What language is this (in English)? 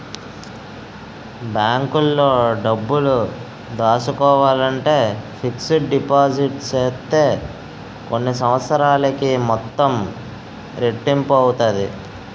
Telugu